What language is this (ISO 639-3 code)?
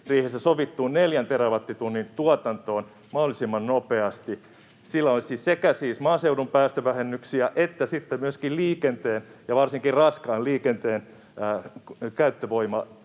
fin